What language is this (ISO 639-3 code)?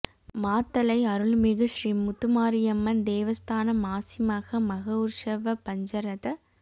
tam